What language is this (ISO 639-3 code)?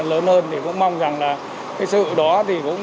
vie